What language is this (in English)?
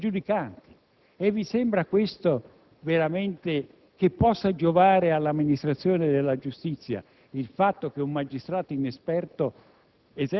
Italian